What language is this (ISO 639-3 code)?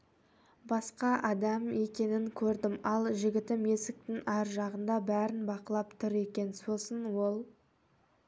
kaz